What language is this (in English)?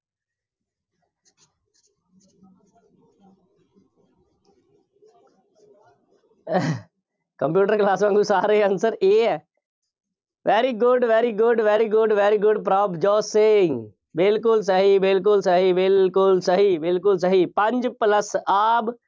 Punjabi